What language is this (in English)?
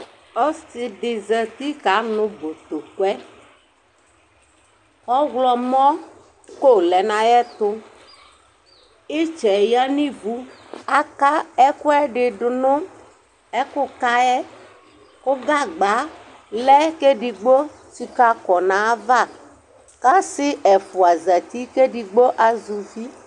Ikposo